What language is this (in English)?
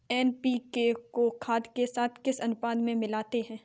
Hindi